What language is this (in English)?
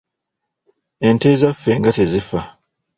Ganda